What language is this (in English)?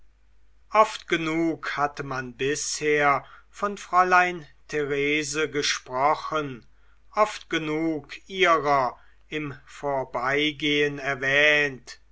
German